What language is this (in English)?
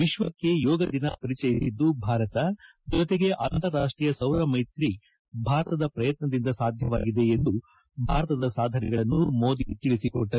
Kannada